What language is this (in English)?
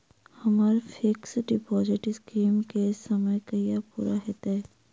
Maithili